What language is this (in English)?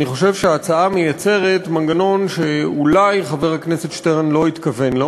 Hebrew